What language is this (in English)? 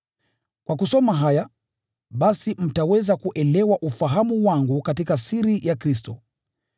Swahili